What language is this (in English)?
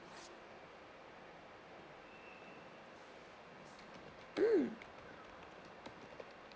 English